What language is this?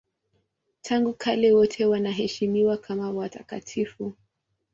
Swahili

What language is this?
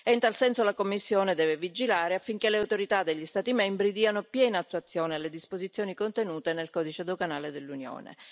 Italian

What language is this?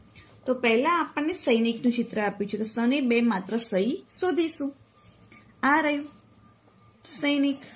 Gujarati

